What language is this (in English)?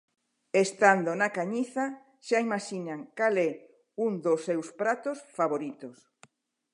Galician